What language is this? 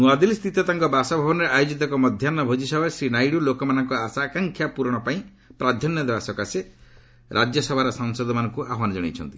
Odia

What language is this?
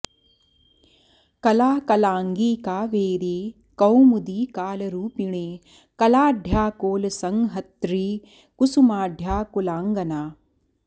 Sanskrit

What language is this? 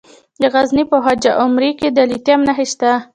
Pashto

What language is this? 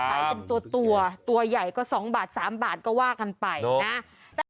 Thai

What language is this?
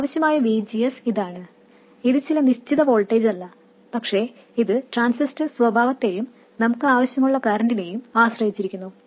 Malayalam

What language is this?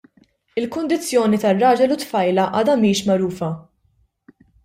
Maltese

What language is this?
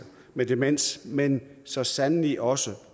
Danish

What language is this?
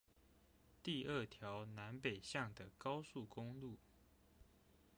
Chinese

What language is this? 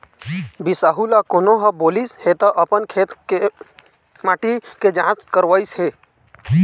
Chhattisgarhi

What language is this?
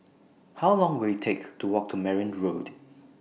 English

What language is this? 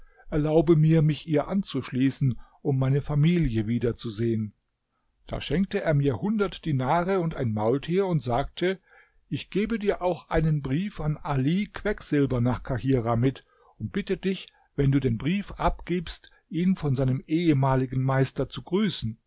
German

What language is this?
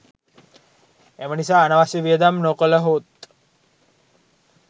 Sinhala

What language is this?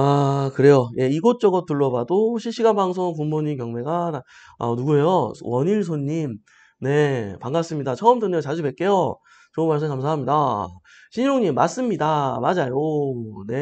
Korean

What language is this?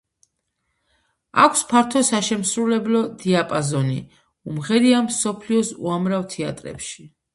Georgian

